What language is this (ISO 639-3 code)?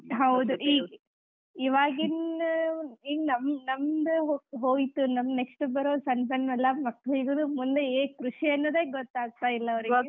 kan